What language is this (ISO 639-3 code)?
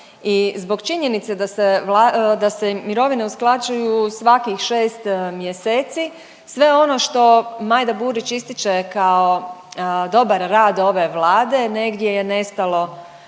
hrv